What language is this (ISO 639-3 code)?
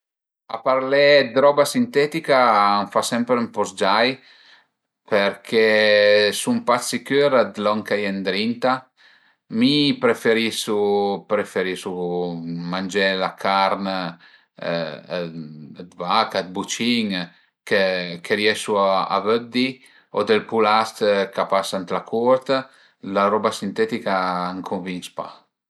pms